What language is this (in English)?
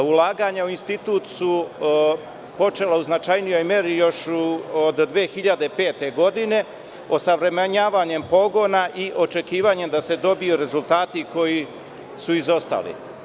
Serbian